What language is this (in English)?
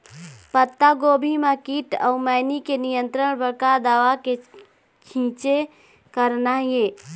Chhattisgarhi